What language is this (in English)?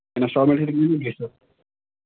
Kashmiri